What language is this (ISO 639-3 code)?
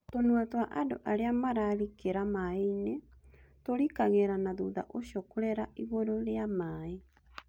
kik